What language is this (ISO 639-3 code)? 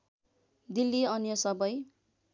nep